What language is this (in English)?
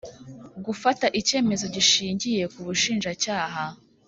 Kinyarwanda